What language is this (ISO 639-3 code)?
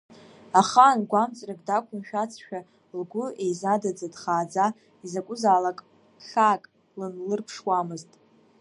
abk